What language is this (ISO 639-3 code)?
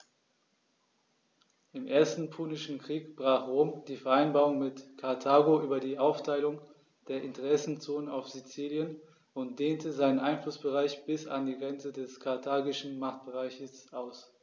deu